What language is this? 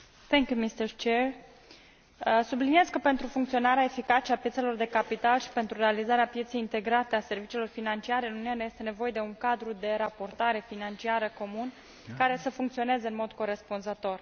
Romanian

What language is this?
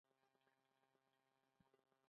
Pashto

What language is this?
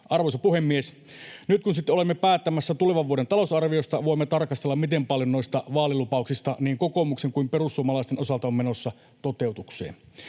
Finnish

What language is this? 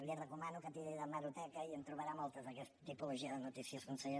Catalan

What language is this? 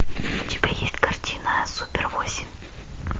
Russian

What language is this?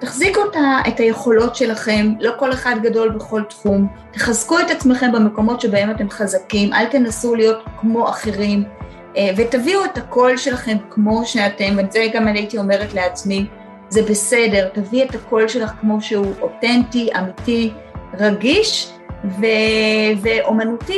Hebrew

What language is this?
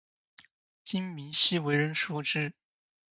Chinese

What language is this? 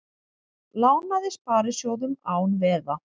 Icelandic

